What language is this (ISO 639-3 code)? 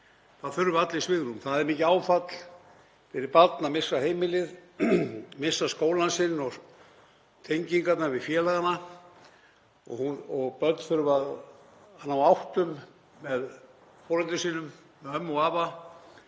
isl